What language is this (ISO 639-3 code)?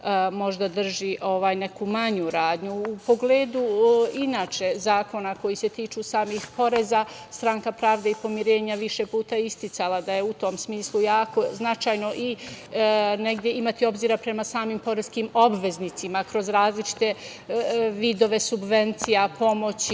srp